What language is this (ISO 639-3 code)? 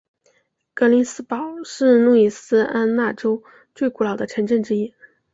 zho